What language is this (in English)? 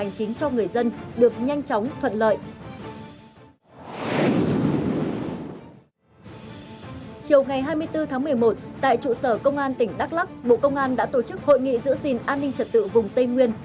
Vietnamese